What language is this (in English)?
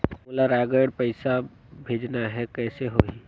Chhattisgarhi